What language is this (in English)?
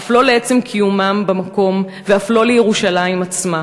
Hebrew